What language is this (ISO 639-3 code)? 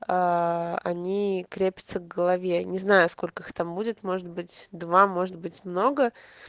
rus